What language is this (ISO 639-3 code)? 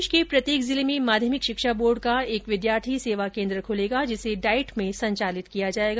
hin